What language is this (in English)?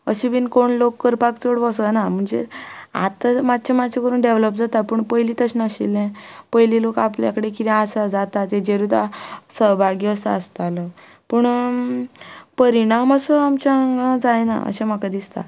Konkani